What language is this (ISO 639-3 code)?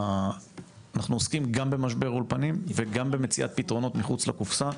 heb